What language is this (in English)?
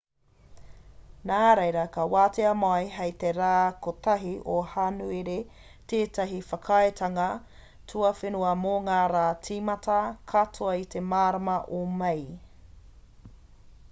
Māori